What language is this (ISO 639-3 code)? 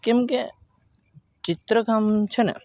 guj